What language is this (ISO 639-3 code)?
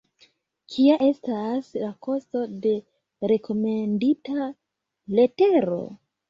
epo